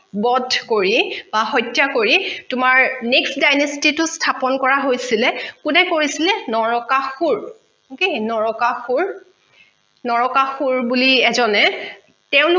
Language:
Assamese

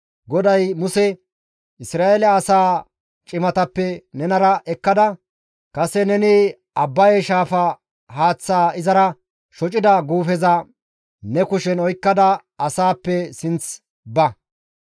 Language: Gamo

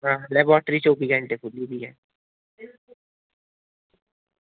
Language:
Dogri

